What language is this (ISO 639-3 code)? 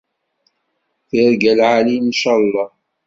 kab